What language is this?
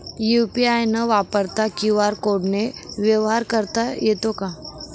Marathi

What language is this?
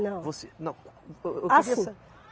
Portuguese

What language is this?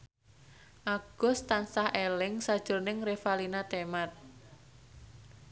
Javanese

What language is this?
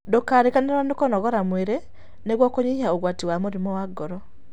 Kikuyu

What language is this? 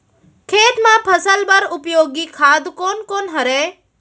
Chhattisgarhi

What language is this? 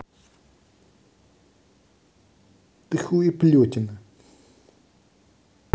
Russian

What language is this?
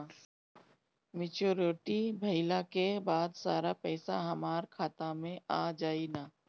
Bhojpuri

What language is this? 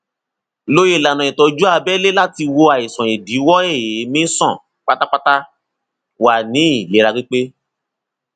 Yoruba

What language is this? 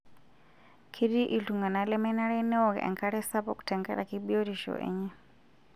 Masai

